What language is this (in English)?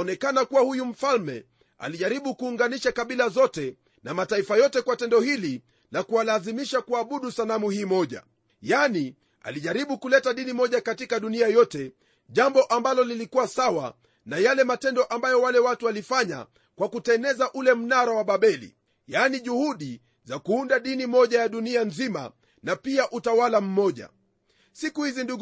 Swahili